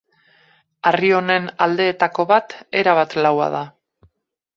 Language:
Basque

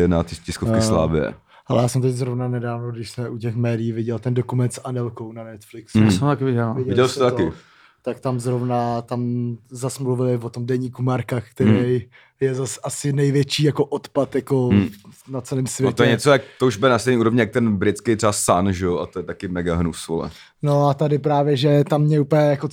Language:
Czech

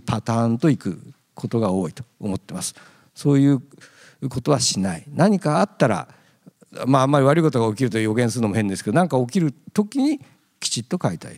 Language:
Japanese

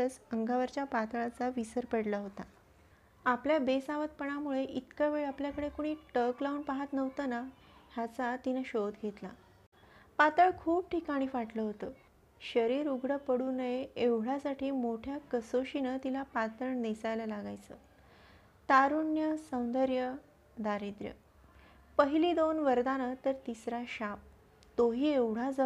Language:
Marathi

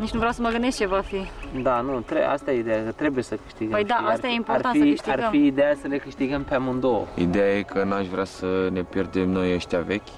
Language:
Romanian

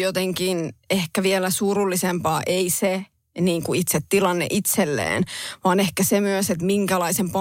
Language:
Finnish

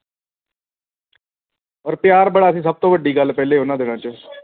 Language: Punjabi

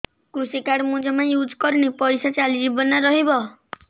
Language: Odia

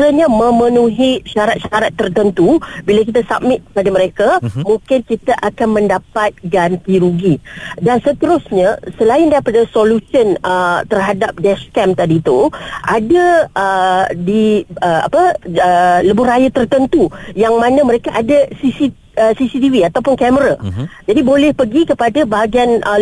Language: Malay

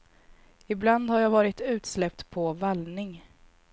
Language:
Swedish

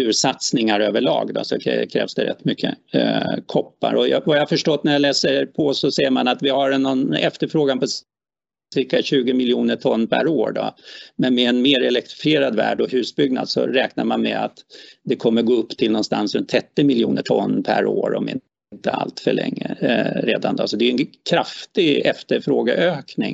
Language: Swedish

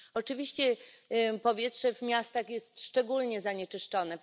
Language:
Polish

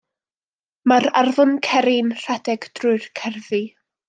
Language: Welsh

